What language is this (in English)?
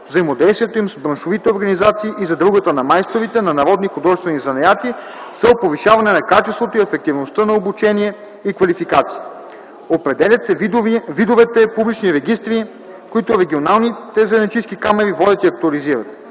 Bulgarian